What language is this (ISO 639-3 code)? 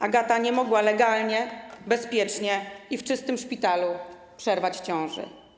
pol